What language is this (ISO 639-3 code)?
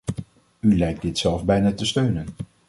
nld